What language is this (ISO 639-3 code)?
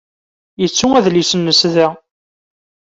kab